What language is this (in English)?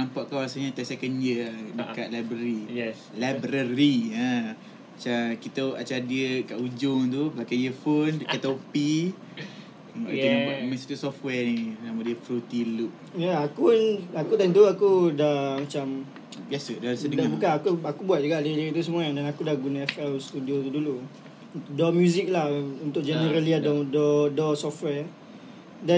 Malay